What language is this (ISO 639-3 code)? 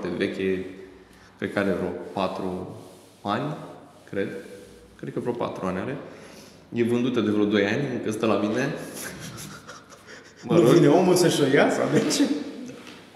ron